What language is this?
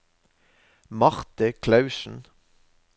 Norwegian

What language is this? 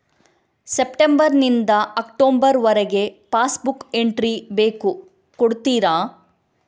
Kannada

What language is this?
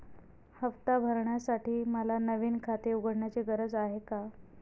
Marathi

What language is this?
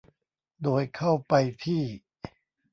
Thai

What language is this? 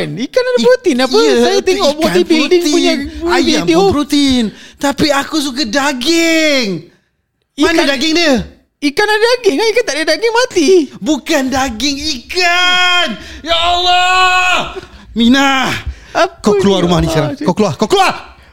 Malay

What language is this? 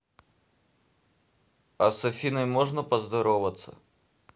Russian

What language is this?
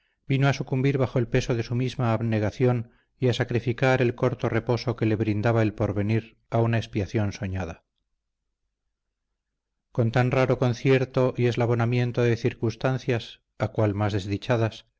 Spanish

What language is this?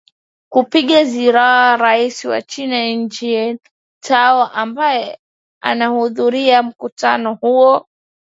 Swahili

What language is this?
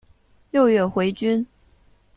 Chinese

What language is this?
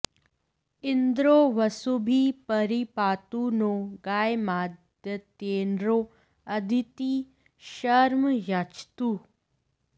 Sanskrit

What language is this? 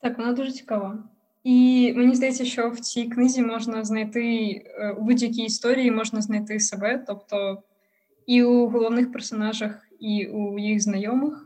Ukrainian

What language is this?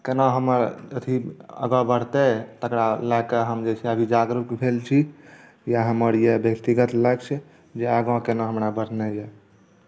Maithili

